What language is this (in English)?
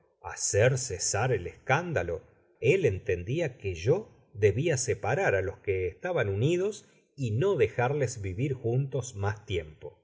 Spanish